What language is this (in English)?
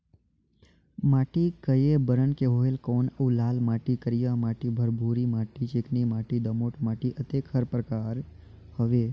Chhattisgarhi